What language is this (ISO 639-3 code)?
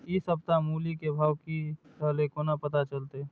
mai